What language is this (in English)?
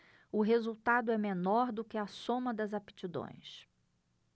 Portuguese